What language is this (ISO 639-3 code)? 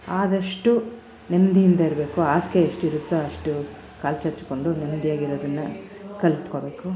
kan